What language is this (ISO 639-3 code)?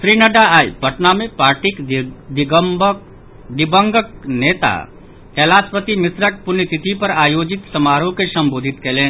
mai